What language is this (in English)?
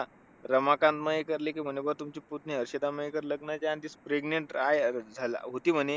Marathi